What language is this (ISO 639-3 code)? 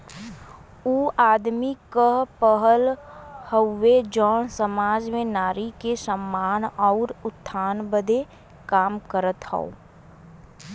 bho